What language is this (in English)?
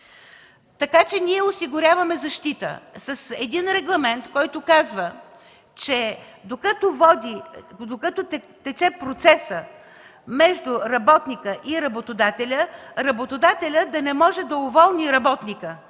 Bulgarian